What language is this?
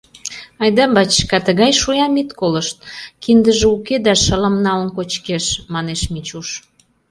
Mari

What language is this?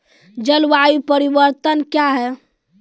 Maithili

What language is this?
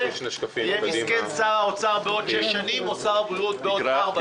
Hebrew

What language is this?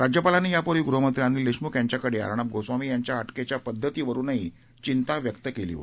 Marathi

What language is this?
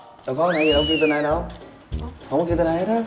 Vietnamese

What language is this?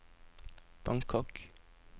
Norwegian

